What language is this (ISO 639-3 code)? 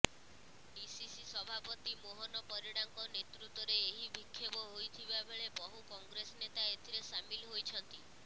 ori